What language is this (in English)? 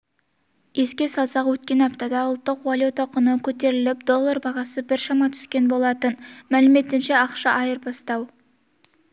Kazakh